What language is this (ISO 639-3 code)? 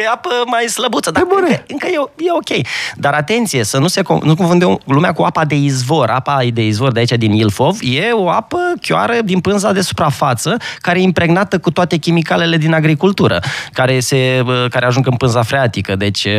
ron